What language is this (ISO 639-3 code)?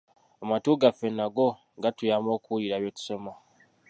lug